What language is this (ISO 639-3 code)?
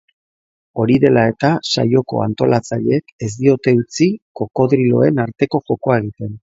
eus